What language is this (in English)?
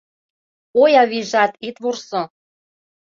Mari